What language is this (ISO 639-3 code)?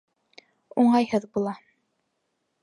bak